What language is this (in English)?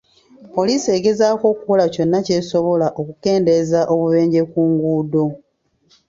Ganda